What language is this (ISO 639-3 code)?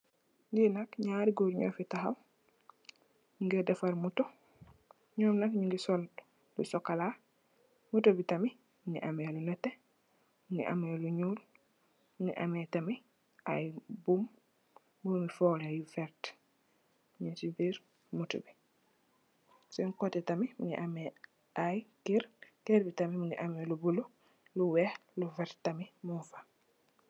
wol